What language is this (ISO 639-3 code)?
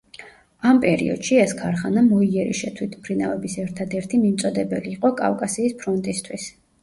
kat